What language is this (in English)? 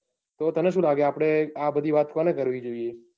Gujarati